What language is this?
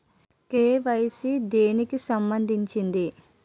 Telugu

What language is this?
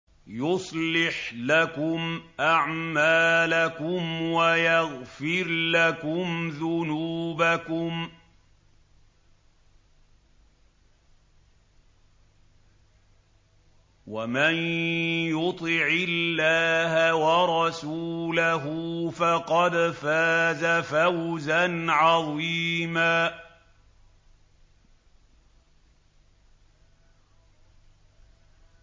Arabic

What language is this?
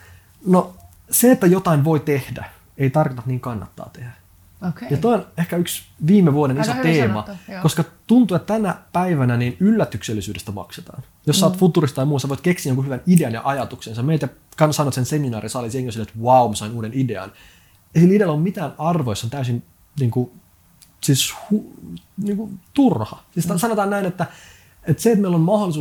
Finnish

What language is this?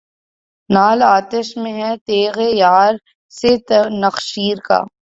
Urdu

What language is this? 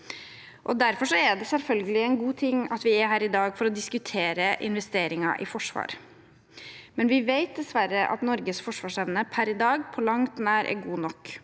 Norwegian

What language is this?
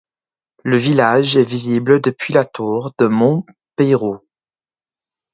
French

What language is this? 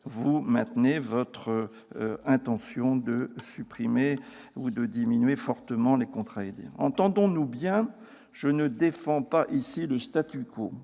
French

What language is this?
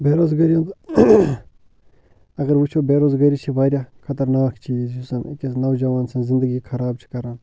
Kashmiri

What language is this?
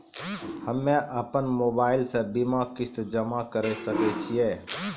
Maithili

